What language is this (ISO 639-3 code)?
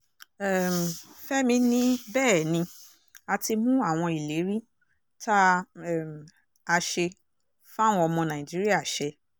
yor